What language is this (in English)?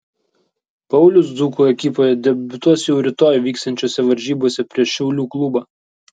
Lithuanian